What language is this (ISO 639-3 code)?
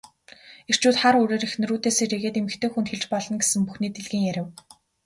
mon